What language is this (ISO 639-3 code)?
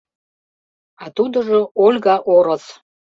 chm